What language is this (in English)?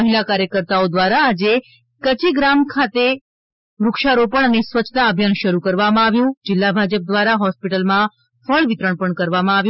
Gujarati